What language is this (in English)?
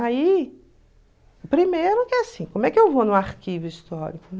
Portuguese